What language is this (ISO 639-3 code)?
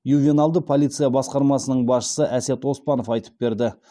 kaz